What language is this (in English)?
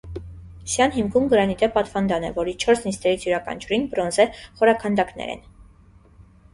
Armenian